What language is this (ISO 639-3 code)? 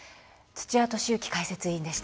jpn